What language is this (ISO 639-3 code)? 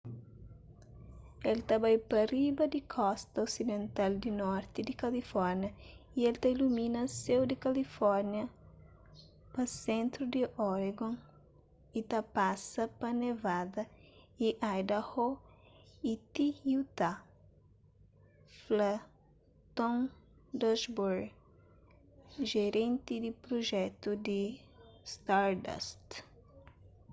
kea